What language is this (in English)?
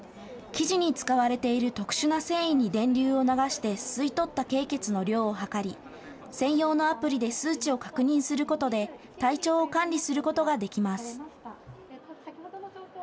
Japanese